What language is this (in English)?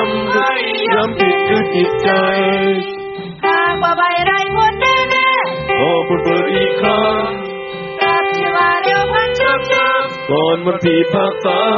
Thai